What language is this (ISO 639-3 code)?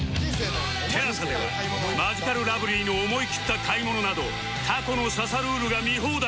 jpn